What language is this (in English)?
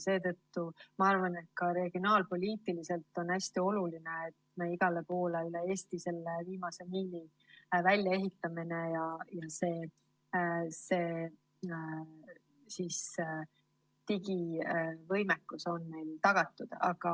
Estonian